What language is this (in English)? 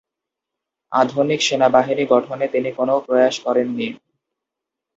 Bangla